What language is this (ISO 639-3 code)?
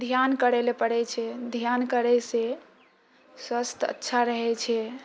mai